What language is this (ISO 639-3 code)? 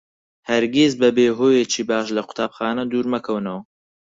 ckb